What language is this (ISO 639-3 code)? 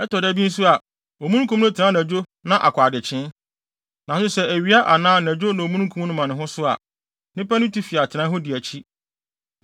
aka